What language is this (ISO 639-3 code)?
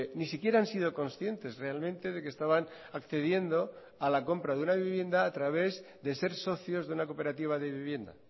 spa